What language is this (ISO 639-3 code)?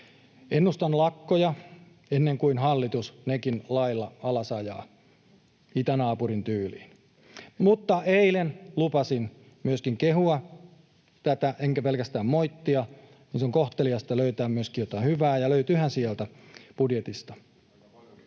fin